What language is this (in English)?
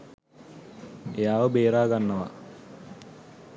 Sinhala